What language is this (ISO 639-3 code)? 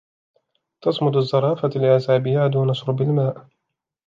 ara